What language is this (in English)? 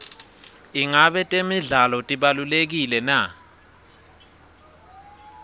Swati